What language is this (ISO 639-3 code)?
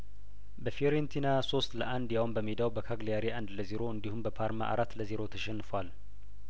amh